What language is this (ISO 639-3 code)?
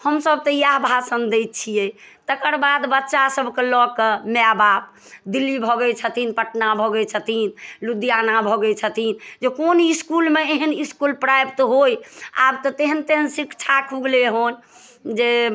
mai